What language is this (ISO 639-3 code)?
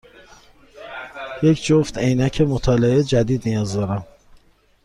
fas